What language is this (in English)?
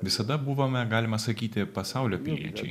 Lithuanian